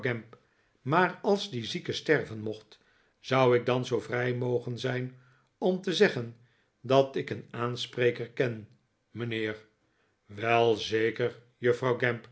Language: Dutch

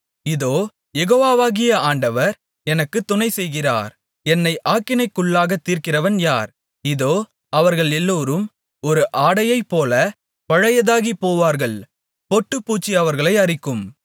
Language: Tamil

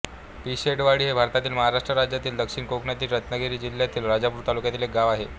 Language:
Marathi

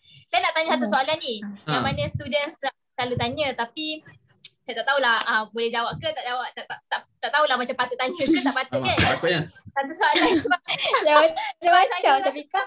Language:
Malay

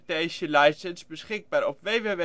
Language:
Dutch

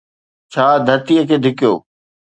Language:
Sindhi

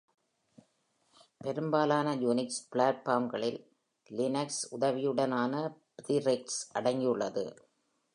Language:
Tamil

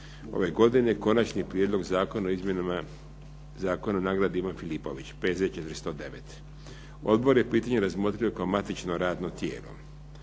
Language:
Croatian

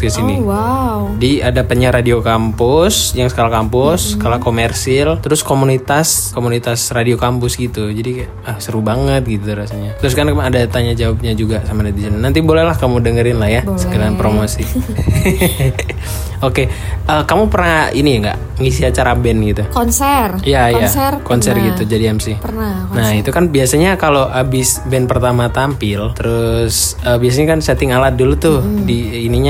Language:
Indonesian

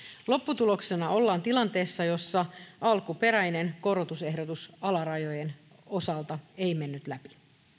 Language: Finnish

